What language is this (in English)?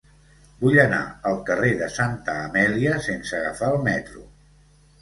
Catalan